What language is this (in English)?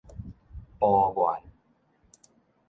Min Nan Chinese